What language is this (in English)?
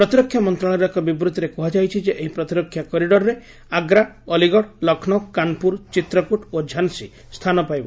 Odia